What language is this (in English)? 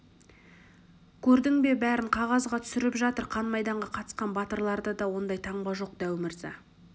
Kazakh